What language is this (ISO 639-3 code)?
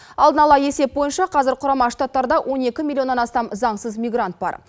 kaz